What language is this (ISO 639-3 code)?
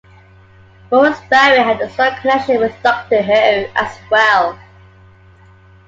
eng